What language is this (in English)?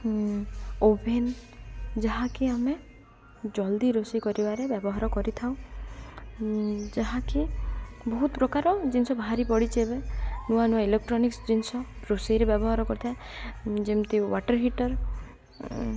Odia